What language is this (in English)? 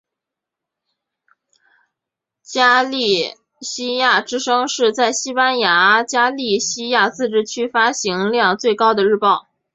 Chinese